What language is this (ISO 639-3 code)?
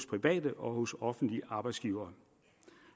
dan